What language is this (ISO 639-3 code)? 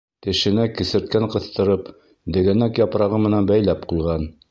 bak